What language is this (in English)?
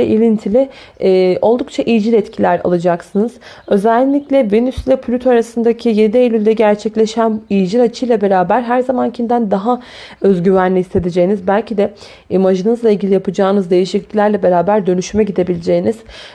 Turkish